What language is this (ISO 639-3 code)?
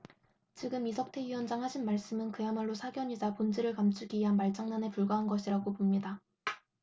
kor